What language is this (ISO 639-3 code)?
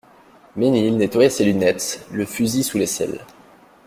fra